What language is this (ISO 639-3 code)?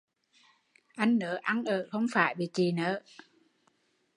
vie